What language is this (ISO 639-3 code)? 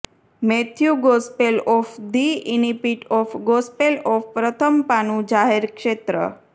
guj